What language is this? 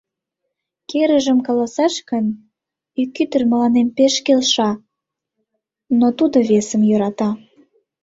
Mari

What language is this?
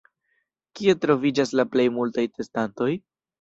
Esperanto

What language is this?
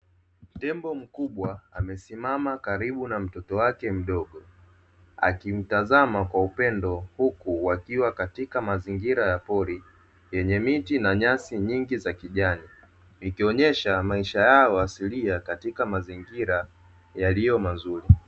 Swahili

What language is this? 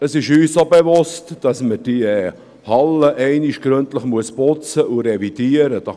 Swiss German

